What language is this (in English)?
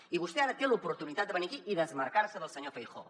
Catalan